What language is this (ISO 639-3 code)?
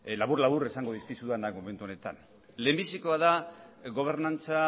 eus